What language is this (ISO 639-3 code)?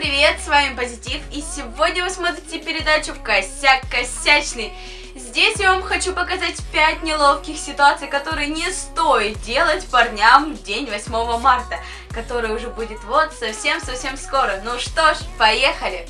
rus